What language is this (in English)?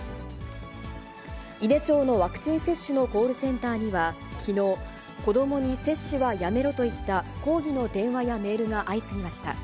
Japanese